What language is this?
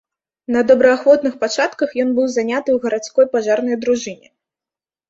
Belarusian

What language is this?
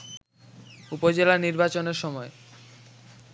Bangla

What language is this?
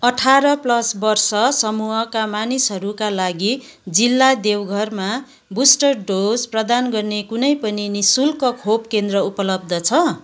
Nepali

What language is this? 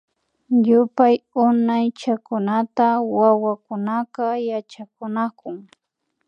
Imbabura Highland Quichua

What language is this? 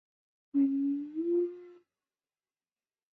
Chinese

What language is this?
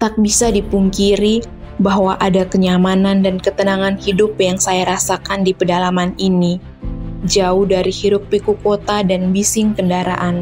Indonesian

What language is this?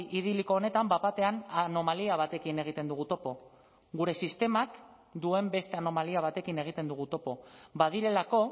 Basque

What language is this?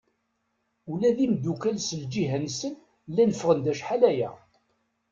Kabyle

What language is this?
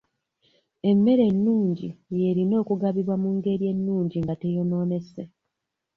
Ganda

